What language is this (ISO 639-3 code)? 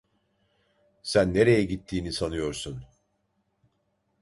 tur